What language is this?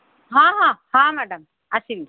Odia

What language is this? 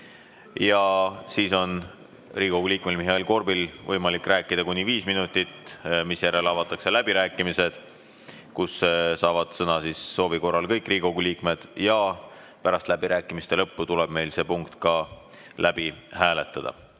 Estonian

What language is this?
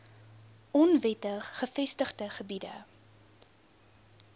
Afrikaans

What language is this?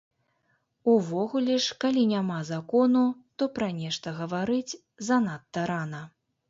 Belarusian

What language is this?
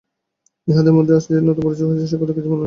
Bangla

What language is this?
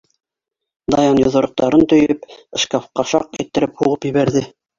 Bashkir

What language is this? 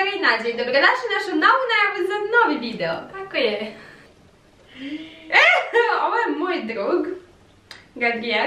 Romanian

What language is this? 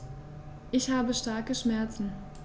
German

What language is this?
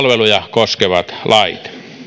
Finnish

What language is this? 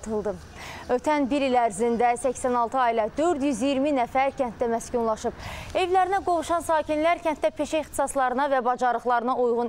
Turkish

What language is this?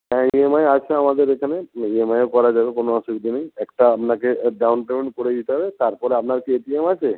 Bangla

